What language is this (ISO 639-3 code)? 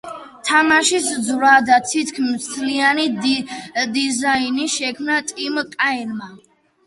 kat